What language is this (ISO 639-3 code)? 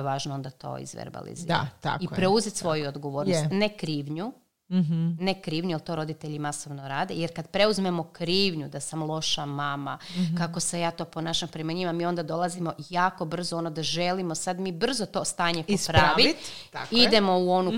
hrv